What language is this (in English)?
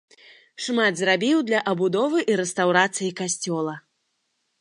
Belarusian